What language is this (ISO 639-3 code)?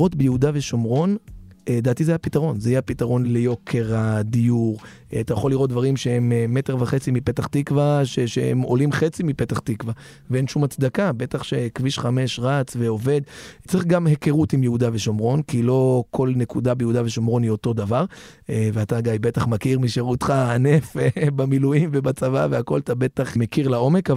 heb